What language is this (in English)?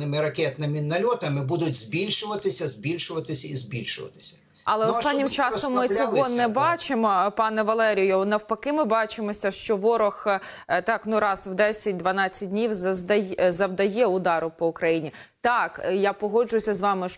Ukrainian